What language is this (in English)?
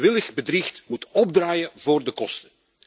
Dutch